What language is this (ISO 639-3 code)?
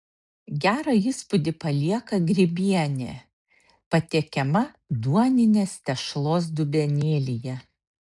lit